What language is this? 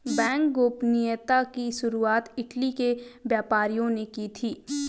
Hindi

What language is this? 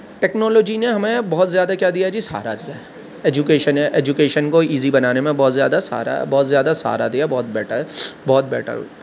Urdu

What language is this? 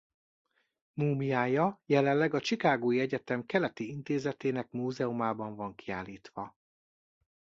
Hungarian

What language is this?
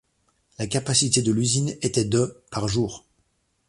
French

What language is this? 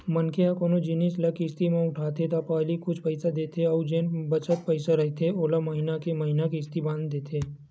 Chhattisgarhi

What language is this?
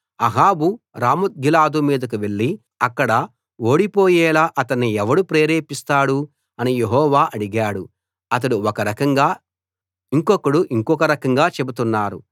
Telugu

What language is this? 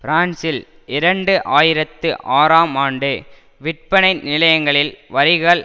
Tamil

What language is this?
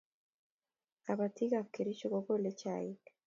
Kalenjin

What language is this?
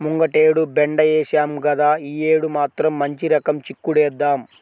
Telugu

